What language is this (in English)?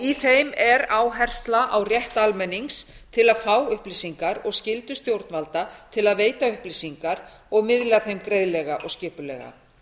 Icelandic